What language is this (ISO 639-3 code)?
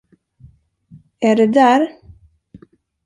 swe